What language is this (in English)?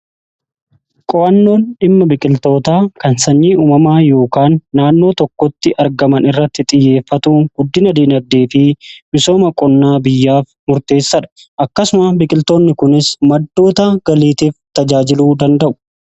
Oromo